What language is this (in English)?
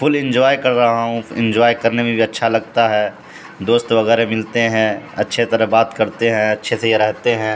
Urdu